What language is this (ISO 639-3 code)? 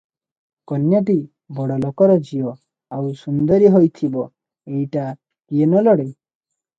ori